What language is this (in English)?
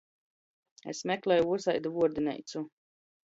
Latgalian